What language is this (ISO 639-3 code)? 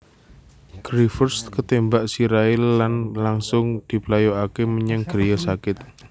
jav